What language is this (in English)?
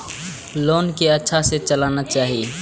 Maithili